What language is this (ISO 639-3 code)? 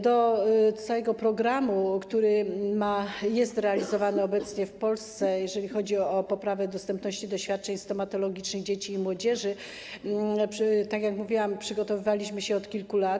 pol